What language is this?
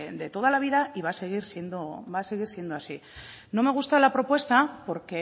Spanish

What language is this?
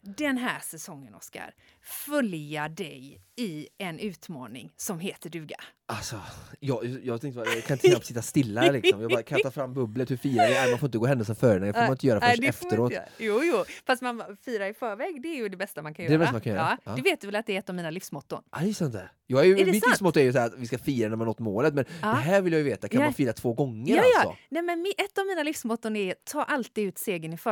Swedish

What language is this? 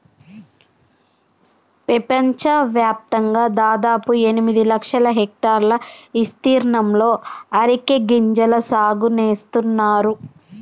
Telugu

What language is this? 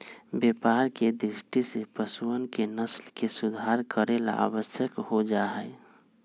Magahi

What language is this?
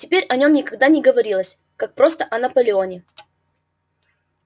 Russian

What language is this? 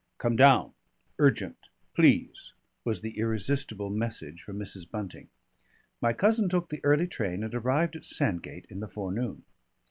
English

